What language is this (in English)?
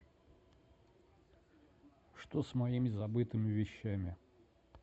Russian